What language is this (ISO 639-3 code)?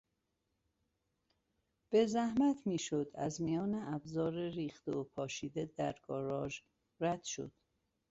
fas